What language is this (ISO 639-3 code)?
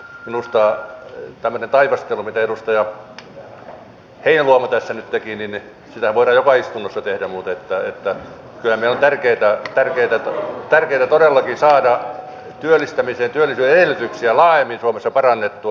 fin